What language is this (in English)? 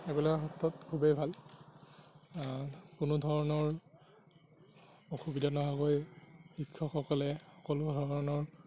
Assamese